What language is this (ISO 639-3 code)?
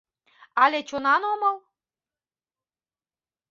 chm